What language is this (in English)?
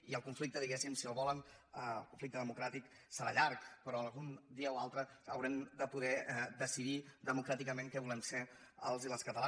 Catalan